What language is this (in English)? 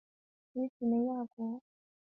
Chinese